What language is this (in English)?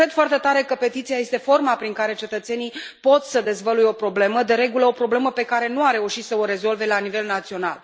Romanian